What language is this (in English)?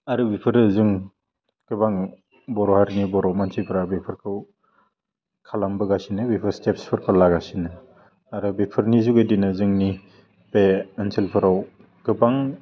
Bodo